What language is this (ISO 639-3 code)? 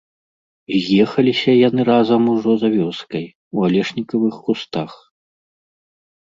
bel